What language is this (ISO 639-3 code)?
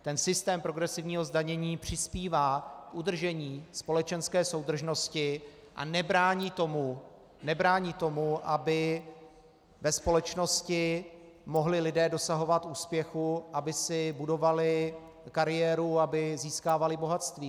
ces